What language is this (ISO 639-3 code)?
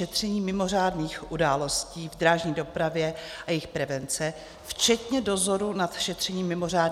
ces